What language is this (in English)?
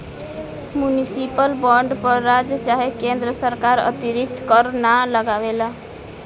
Bhojpuri